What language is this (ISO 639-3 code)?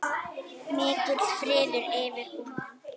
isl